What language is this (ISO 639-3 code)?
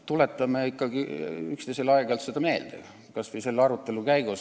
est